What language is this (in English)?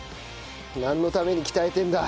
Japanese